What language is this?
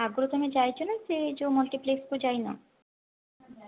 Odia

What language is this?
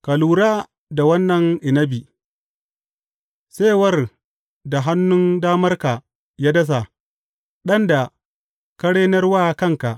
Hausa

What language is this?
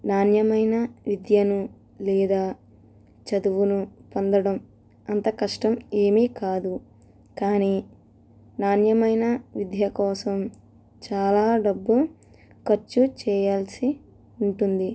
Telugu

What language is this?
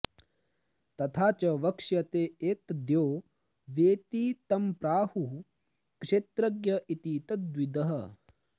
Sanskrit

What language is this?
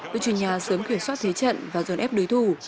Vietnamese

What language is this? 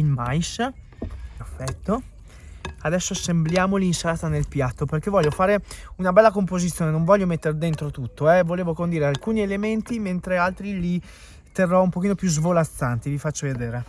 Italian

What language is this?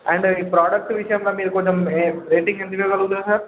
Telugu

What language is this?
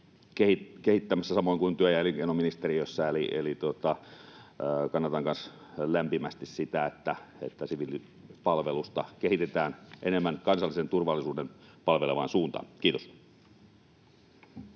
Finnish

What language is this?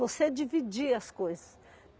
Portuguese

